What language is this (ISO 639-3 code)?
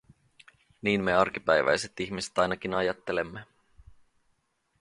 fin